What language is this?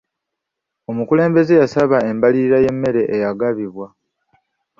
Ganda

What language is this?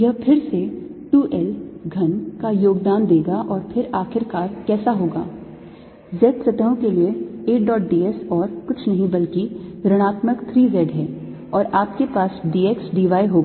Hindi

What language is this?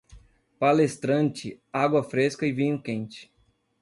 Portuguese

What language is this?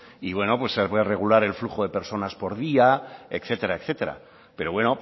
Spanish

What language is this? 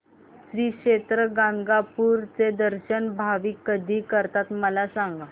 Marathi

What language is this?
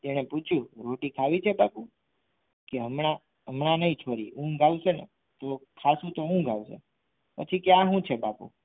Gujarati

